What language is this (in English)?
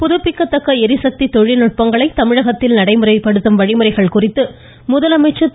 Tamil